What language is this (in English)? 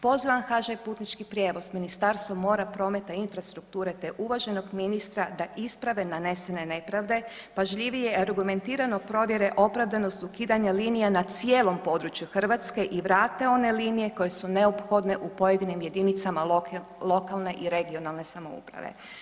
Croatian